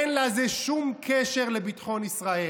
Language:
Hebrew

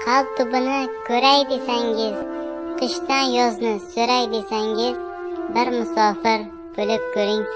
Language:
Dutch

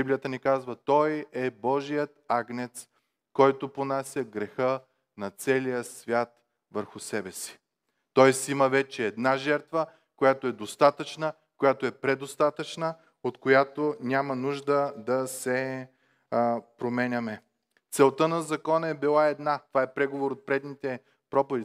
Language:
Bulgarian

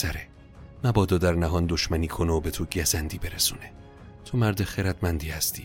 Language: Persian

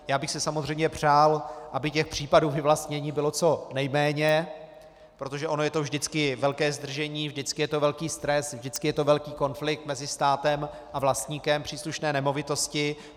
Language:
Czech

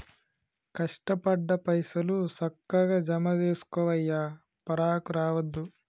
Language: Telugu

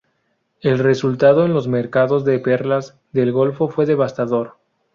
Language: Spanish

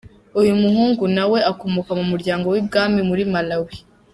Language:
Kinyarwanda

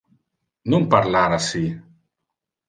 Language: Interlingua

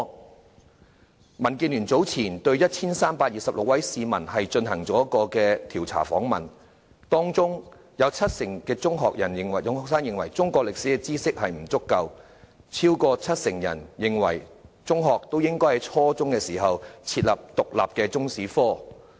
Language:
Cantonese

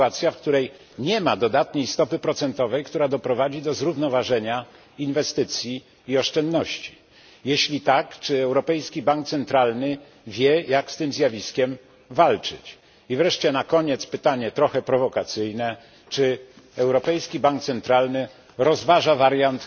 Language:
Polish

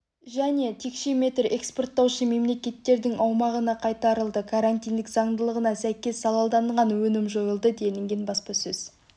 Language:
Kazakh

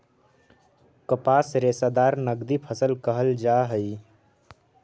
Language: Magahi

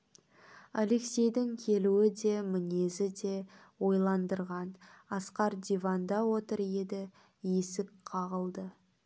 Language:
Kazakh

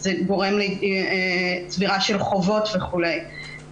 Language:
Hebrew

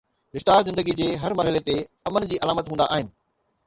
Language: Sindhi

